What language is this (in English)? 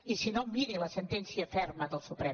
Catalan